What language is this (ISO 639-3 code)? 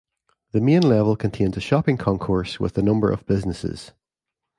eng